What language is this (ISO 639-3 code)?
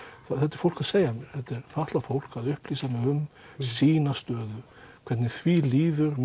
isl